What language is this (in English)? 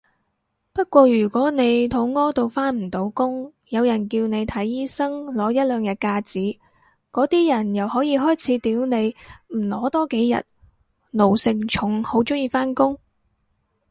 Cantonese